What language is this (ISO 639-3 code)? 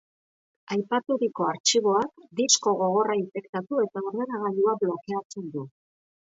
eus